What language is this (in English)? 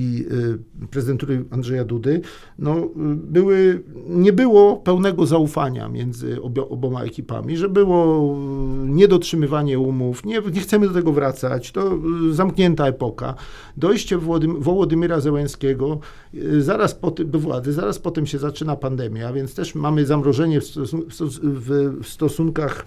Polish